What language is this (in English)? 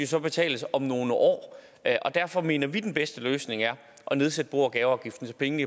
Danish